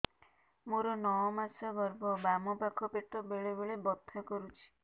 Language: Odia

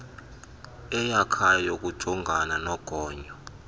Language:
Xhosa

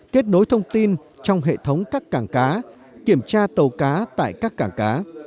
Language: Vietnamese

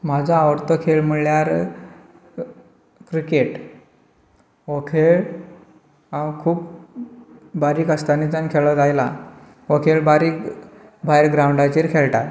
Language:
Konkani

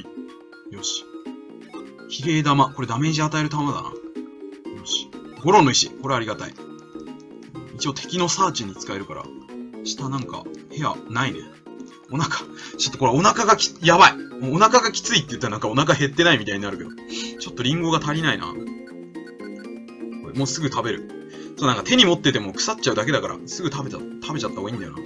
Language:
Japanese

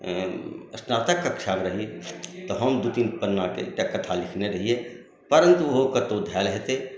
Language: Maithili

